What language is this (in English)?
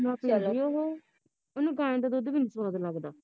Punjabi